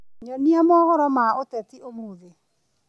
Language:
Kikuyu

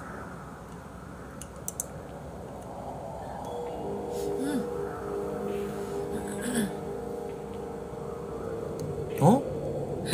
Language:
Korean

